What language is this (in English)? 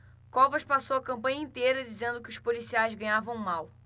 Portuguese